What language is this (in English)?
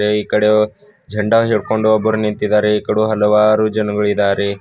Kannada